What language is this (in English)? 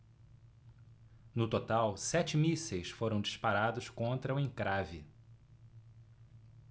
Portuguese